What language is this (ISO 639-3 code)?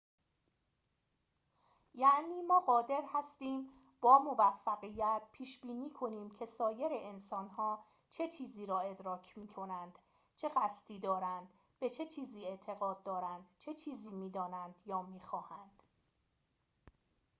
fas